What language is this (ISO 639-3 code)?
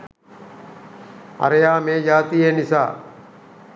sin